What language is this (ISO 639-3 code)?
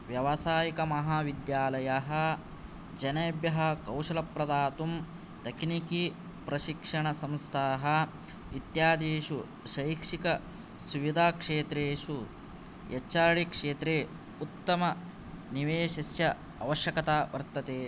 san